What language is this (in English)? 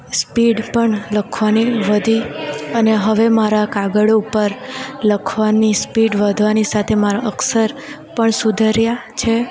Gujarati